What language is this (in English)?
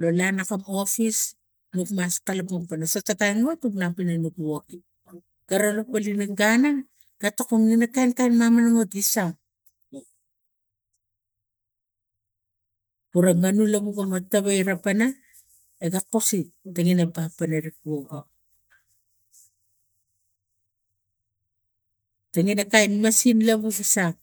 Tigak